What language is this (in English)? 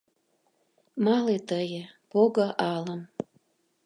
Mari